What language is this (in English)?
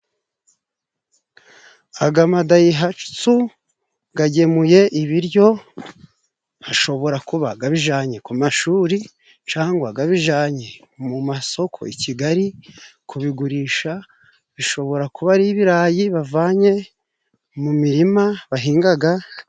Kinyarwanda